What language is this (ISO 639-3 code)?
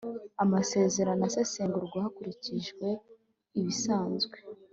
kin